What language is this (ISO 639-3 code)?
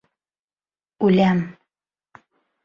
bak